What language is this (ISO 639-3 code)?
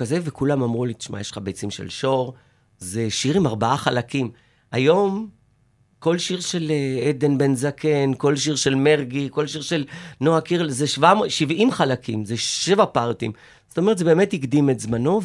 heb